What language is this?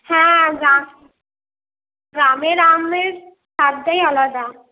Bangla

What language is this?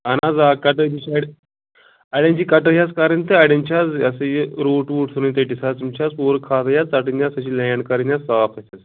Kashmiri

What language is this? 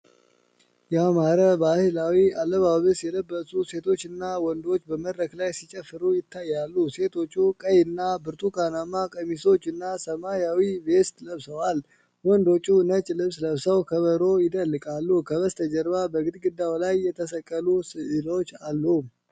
Amharic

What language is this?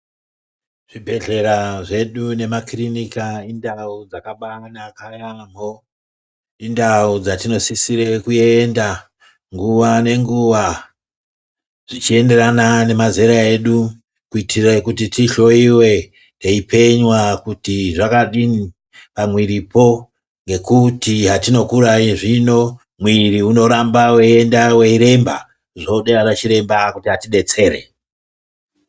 Ndau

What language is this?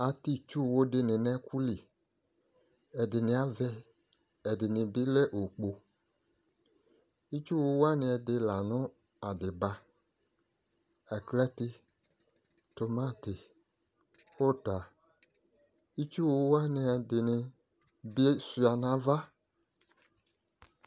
Ikposo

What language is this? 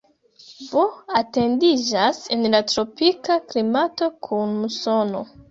Esperanto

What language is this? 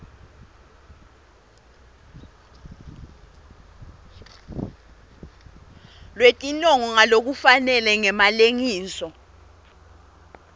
Swati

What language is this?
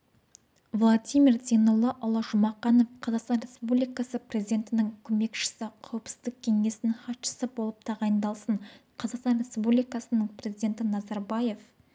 Kazakh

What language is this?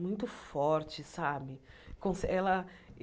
Portuguese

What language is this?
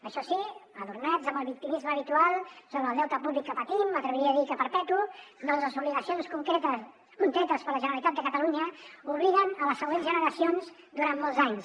Catalan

